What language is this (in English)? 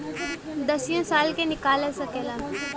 Bhojpuri